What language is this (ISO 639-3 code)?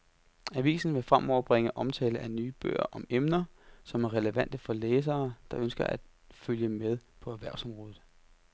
dan